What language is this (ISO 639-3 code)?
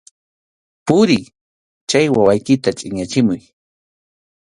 qxu